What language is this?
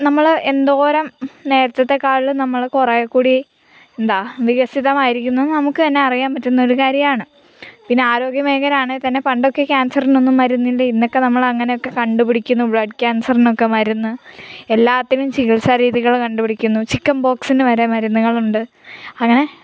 Malayalam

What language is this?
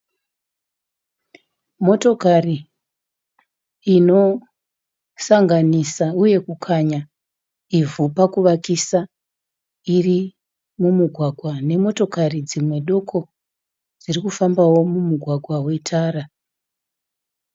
Shona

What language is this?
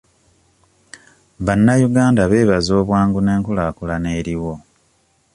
Ganda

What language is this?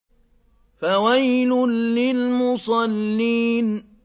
Arabic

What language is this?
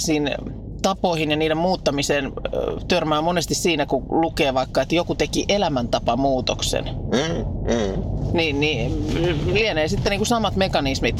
Finnish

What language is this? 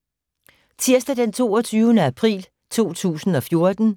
Danish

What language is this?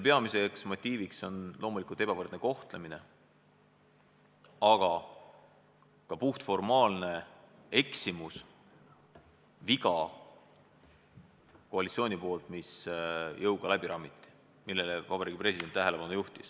Estonian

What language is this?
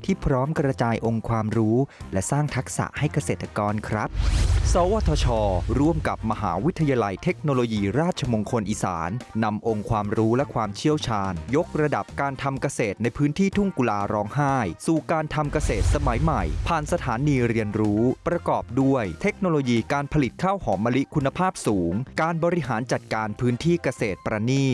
Thai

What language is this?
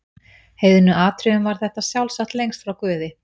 Icelandic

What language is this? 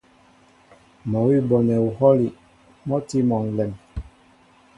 Mbo (Cameroon)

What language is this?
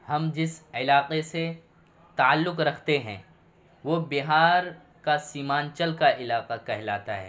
Urdu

